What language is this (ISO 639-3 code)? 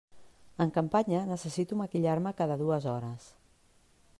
cat